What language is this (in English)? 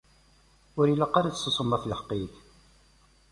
Kabyle